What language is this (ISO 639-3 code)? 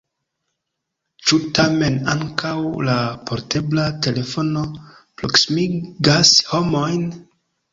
epo